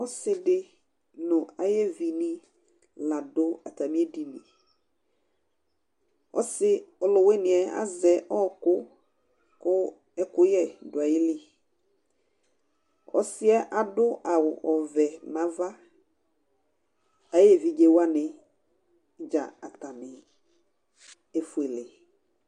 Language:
Ikposo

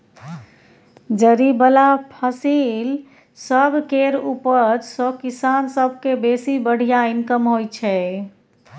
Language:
Maithili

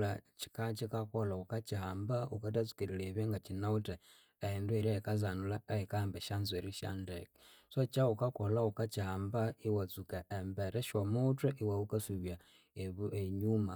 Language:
Konzo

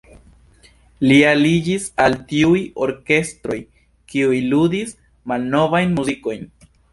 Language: Esperanto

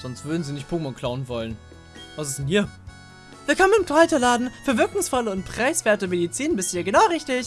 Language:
German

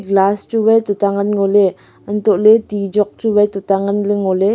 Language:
Wancho Naga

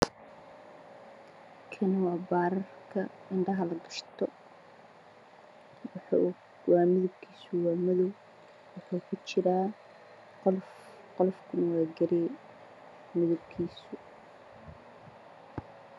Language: Somali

